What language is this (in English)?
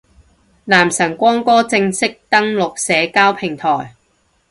Cantonese